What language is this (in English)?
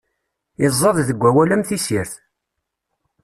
Kabyle